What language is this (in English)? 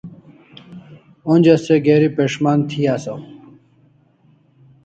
Kalasha